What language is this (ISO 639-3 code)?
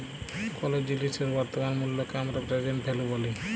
ben